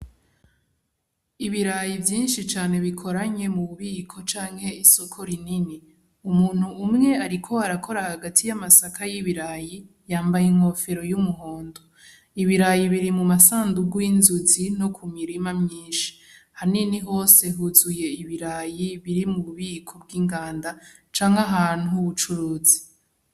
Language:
Rundi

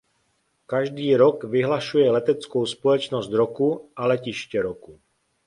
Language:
Czech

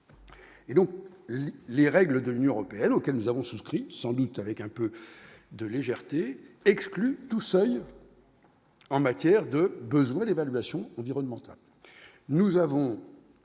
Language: French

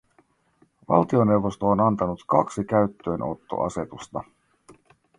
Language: Finnish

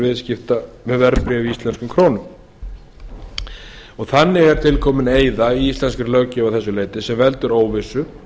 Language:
Icelandic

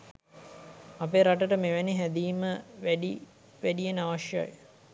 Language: Sinhala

